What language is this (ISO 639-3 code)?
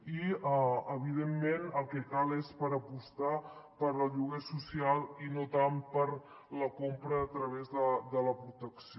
cat